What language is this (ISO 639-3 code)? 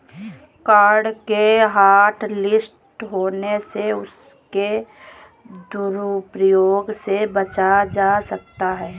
hin